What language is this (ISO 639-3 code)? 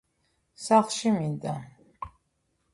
kat